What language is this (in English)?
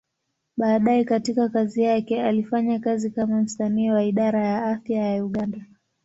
Swahili